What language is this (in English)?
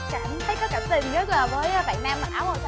Vietnamese